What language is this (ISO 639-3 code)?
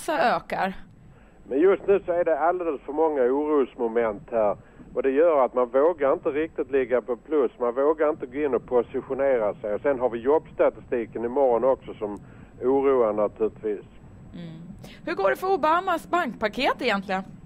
swe